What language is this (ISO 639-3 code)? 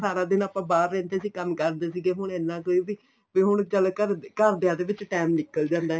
pan